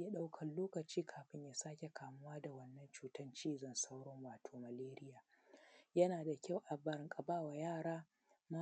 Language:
Hausa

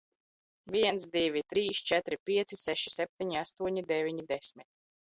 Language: Latvian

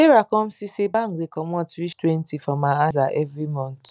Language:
Nigerian Pidgin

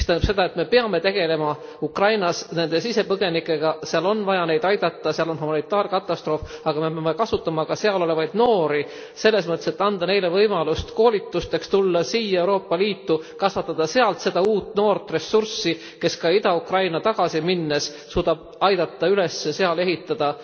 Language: Estonian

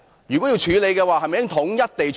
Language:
Cantonese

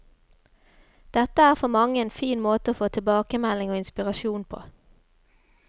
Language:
Norwegian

